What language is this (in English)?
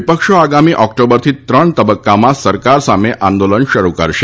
Gujarati